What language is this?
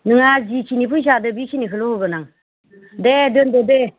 Bodo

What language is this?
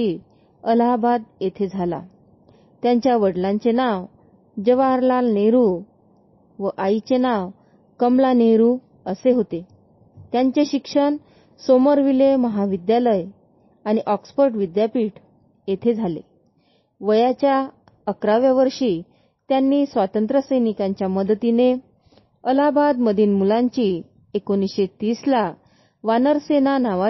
Marathi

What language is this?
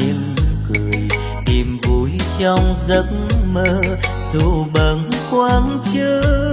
Vietnamese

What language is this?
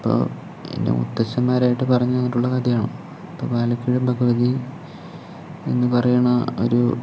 Malayalam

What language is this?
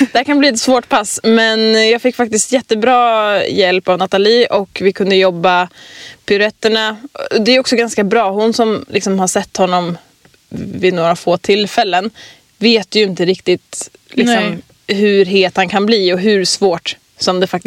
Swedish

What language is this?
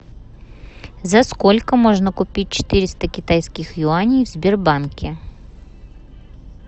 Russian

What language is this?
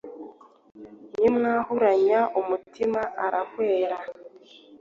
Kinyarwanda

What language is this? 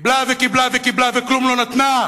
Hebrew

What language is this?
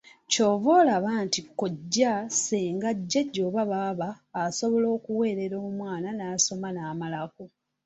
Ganda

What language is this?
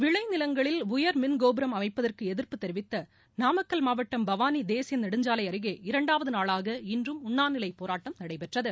Tamil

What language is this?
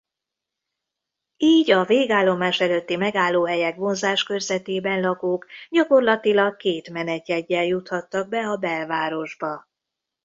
Hungarian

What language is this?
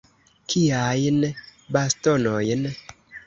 Esperanto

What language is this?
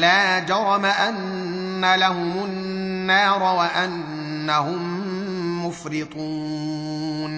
Arabic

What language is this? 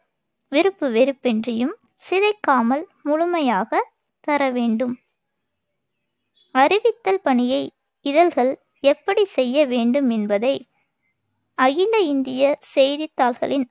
Tamil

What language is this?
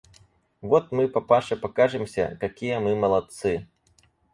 Russian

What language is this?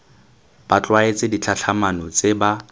Tswana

